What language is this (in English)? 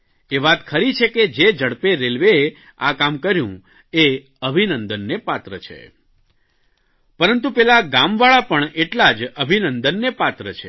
Gujarati